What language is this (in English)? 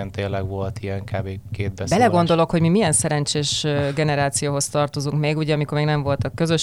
Hungarian